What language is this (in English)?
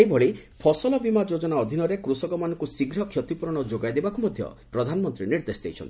Odia